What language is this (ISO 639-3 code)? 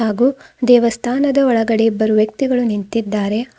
kan